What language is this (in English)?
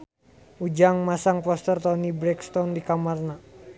Sundanese